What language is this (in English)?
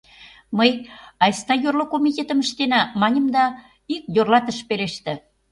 Mari